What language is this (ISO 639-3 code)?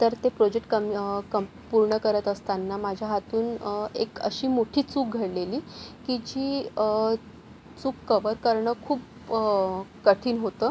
mar